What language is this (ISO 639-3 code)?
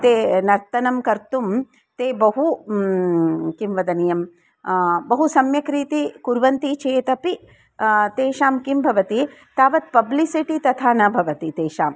san